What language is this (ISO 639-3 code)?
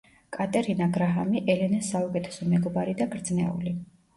kat